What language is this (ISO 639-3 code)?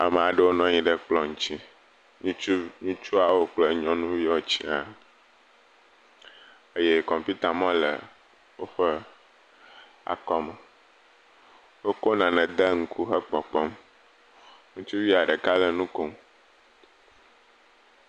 ewe